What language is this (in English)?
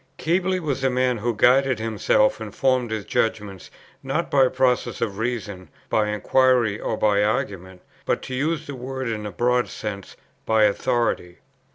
English